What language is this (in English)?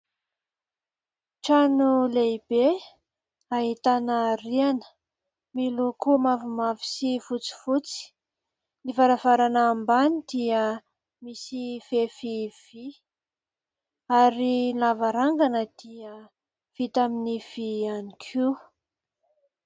Malagasy